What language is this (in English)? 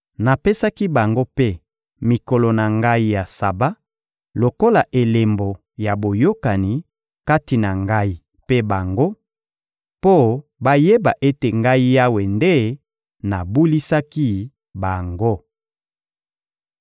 Lingala